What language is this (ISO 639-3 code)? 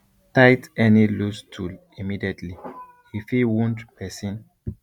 pcm